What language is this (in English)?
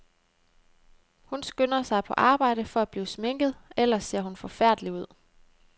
Danish